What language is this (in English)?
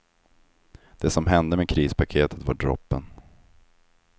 Swedish